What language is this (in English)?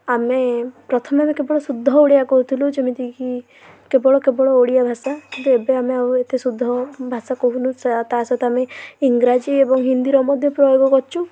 Odia